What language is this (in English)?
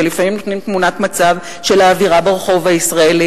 Hebrew